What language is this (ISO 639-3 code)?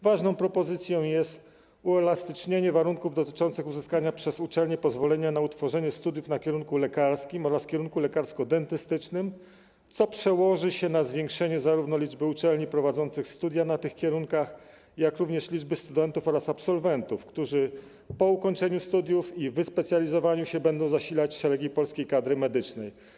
pol